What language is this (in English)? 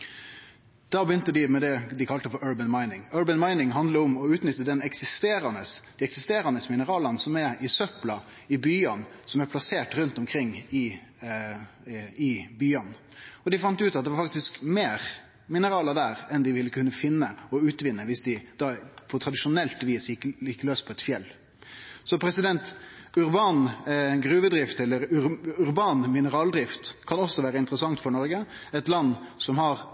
Norwegian Nynorsk